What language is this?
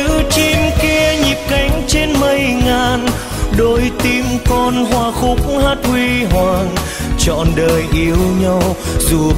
Vietnamese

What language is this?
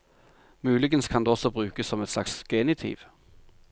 Norwegian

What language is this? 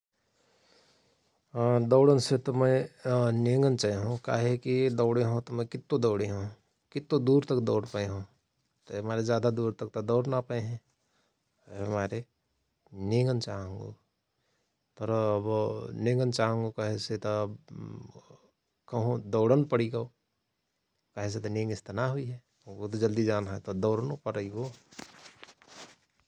Rana Tharu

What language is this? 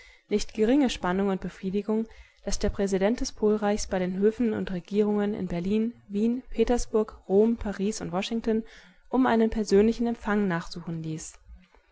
German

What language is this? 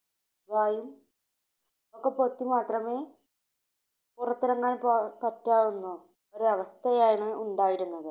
Malayalam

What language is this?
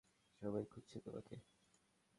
Bangla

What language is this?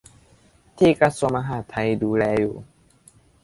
Thai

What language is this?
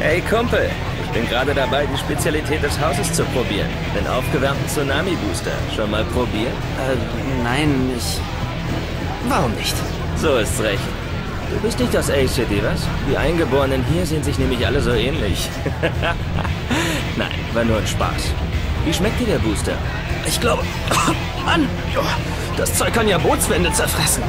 German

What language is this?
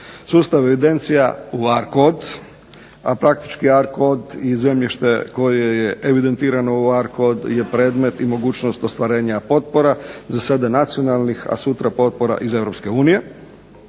Croatian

